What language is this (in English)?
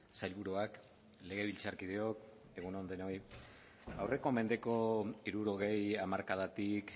Basque